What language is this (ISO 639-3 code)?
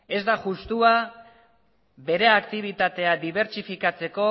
eus